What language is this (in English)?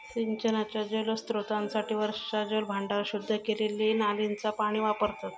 Marathi